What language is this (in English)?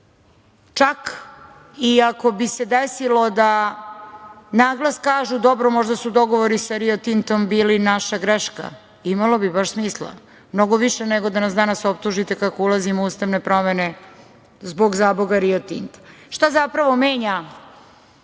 Serbian